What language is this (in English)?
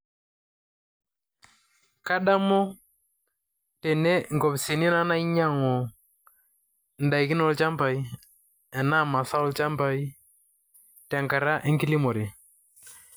Masai